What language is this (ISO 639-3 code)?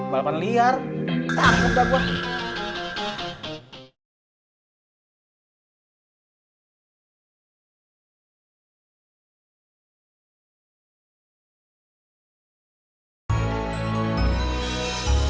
ind